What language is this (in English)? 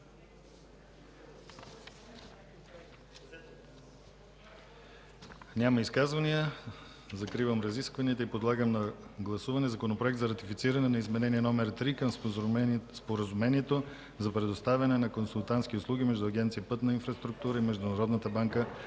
Bulgarian